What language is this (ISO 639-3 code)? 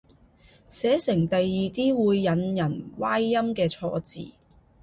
yue